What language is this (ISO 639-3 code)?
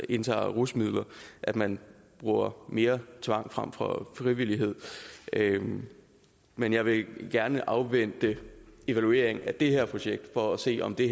dan